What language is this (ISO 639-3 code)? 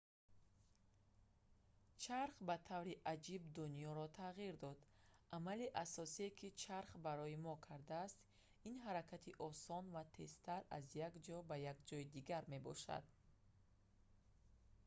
tgk